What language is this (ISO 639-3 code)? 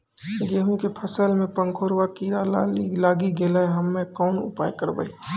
mai